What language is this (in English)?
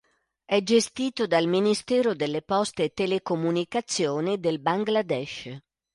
Italian